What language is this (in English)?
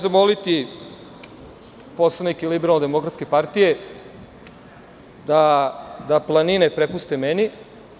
Serbian